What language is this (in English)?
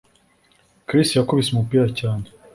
Kinyarwanda